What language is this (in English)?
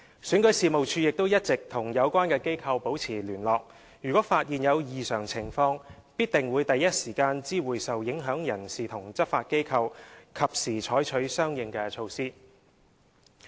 Cantonese